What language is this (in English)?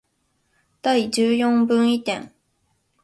Japanese